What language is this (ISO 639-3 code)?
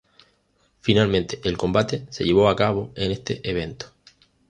spa